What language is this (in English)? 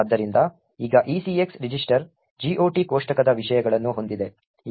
Kannada